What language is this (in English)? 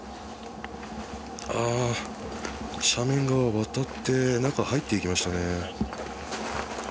Japanese